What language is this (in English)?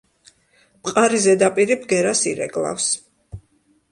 Georgian